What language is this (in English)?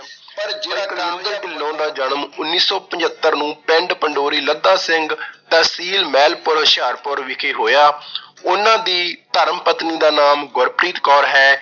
Punjabi